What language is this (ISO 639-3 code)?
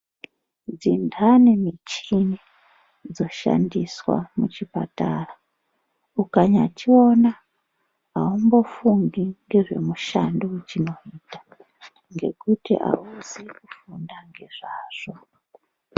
ndc